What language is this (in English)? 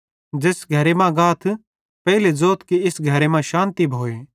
Bhadrawahi